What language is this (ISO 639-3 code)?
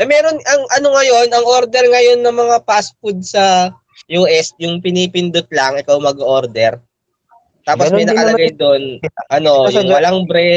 fil